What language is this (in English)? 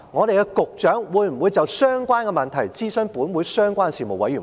Cantonese